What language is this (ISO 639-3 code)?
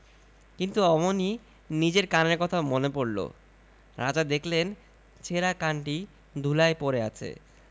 ben